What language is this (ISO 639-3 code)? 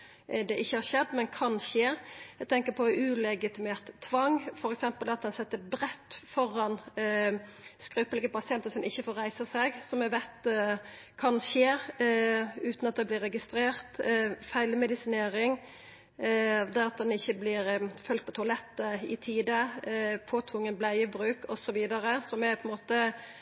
nno